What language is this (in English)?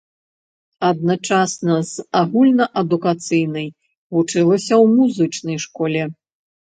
Belarusian